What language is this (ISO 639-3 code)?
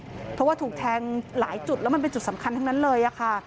tha